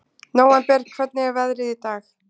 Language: Icelandic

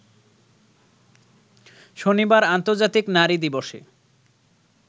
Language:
Bangla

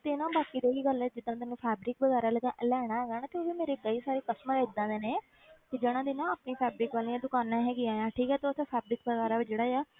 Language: Punjabi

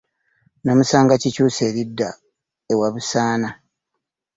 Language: Ganda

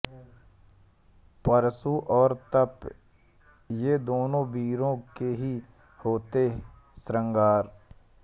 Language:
Hindi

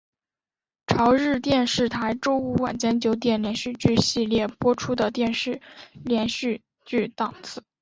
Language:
Chinese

